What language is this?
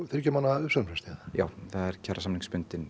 Icelandic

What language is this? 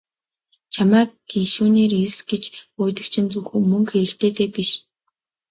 Mongolian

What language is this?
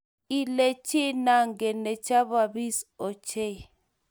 Kalenjin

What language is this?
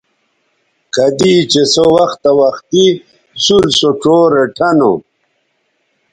Bateri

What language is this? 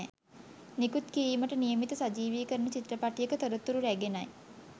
Sinhala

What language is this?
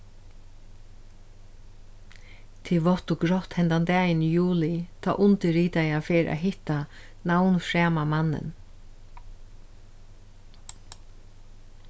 Faroese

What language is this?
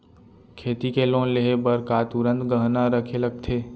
Chhattisgarhi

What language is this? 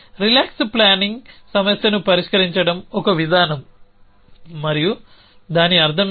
Telugu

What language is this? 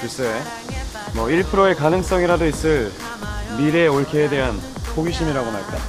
Korean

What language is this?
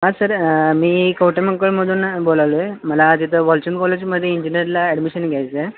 Marathi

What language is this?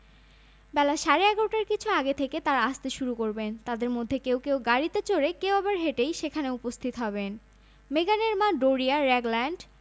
Bangla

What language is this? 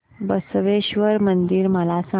Marathi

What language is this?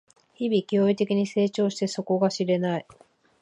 Japanese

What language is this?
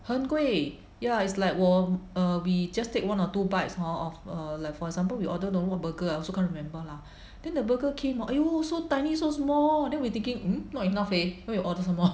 English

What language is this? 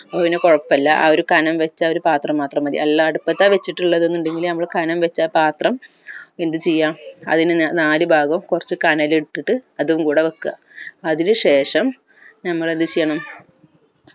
Malayalam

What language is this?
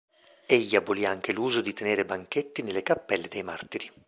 Italian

